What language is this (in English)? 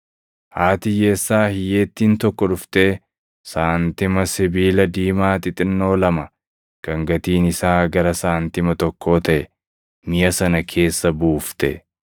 Oromo